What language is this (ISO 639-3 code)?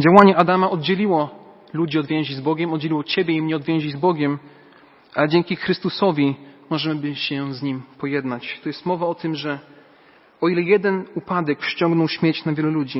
pol